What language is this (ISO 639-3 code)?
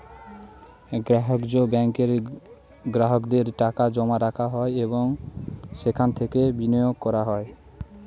ben